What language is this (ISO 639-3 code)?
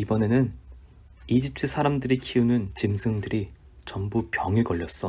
kor